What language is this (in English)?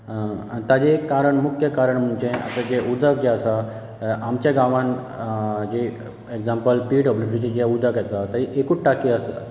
Konkani